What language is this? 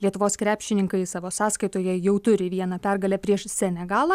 Lithuanian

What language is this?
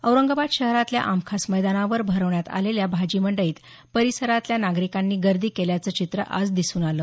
Marathi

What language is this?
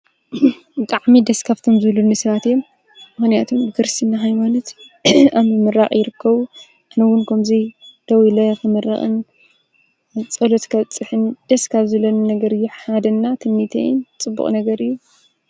Tigrinya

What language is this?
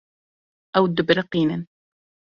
Kurdish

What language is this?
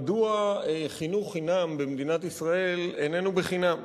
Hebrew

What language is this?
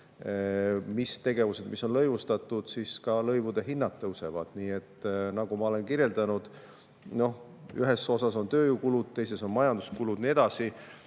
Estonian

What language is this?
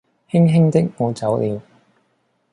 Cantonese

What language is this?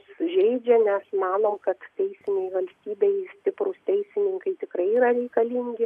Lithuanian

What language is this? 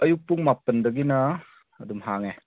Manipuri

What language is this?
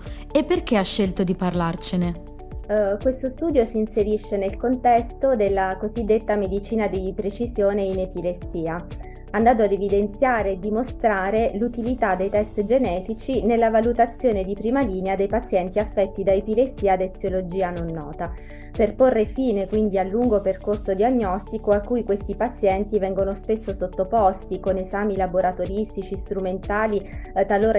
Italian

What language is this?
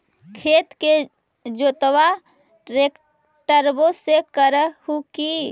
Magahi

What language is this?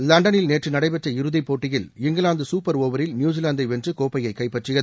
Tamil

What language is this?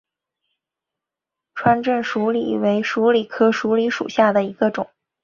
Chinese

